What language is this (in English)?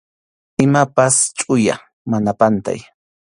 Arequipa-La Unión Quechua